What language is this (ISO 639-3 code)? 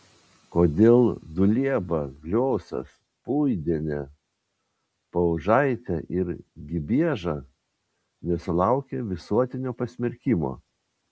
lit